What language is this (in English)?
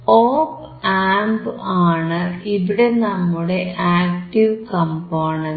Malayalam